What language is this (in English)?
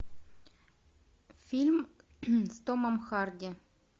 Russian